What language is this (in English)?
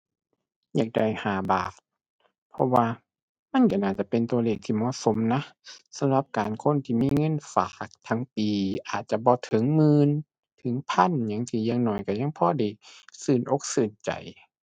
Thai